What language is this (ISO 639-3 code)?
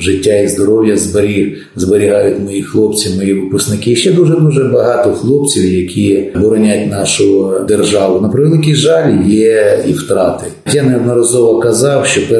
ukr